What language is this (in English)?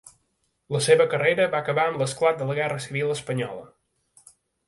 Catalan